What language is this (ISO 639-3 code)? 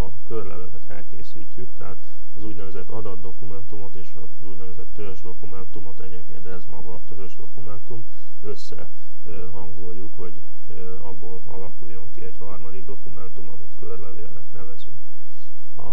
hun